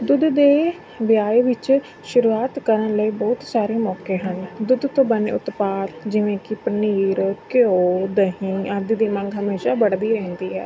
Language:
Punjabi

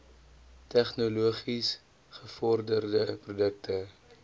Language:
Afrikaans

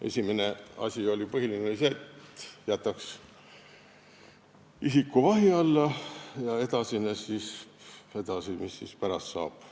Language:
Estonian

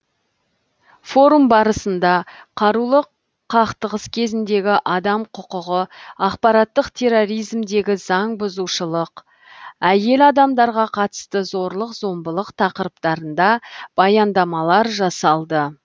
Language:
Kazakh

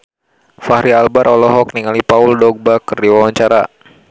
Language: Sundanese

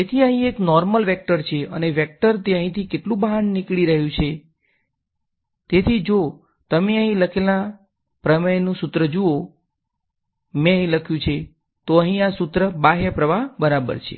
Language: Gujarati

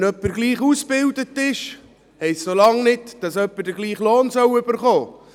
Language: Swiss German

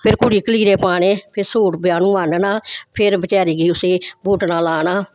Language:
Dogri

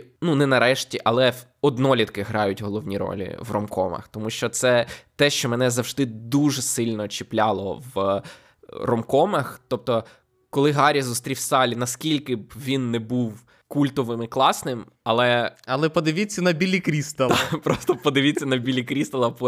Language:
Ukrainian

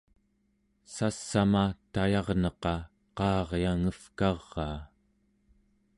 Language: Central Yupik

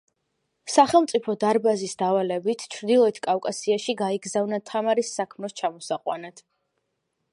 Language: Georgian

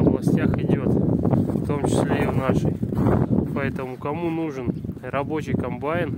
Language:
Russian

